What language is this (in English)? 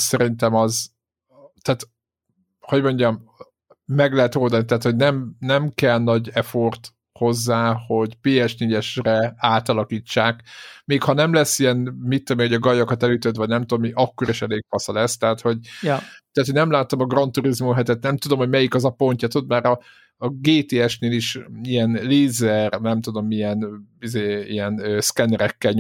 Hungarian